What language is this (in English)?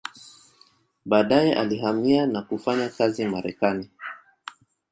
Swahili